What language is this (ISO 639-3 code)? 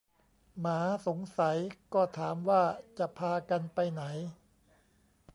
tha